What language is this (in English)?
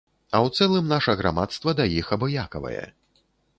Belarusian